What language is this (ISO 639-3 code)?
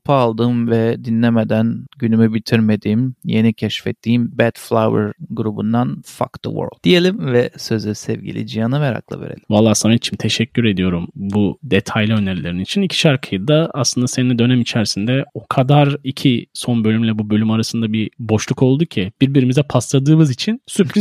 tur